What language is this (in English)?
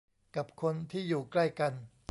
Thai